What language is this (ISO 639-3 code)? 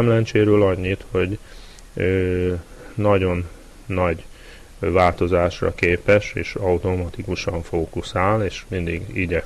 hun